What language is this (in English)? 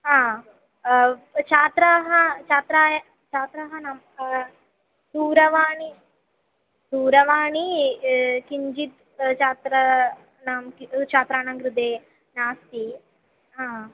Sanskrit